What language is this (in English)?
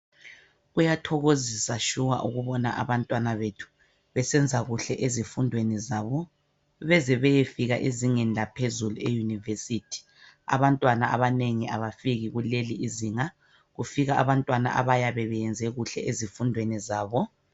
North Ndebele